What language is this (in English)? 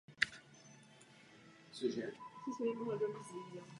Czech